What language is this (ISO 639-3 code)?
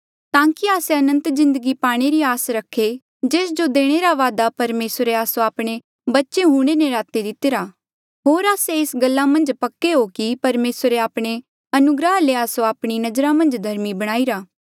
mjl